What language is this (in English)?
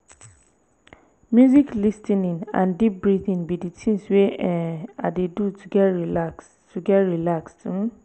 Nigerian Pidgin